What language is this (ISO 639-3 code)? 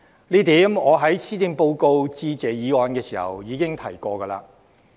yue